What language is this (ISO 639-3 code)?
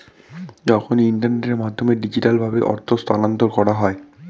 ben